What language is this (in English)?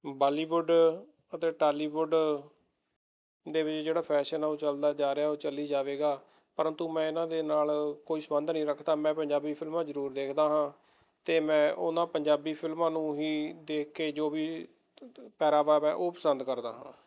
Punjabi